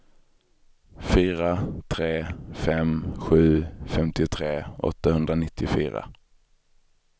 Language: Swedish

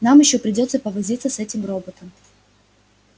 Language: Russian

